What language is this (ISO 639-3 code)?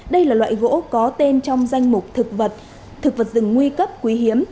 vie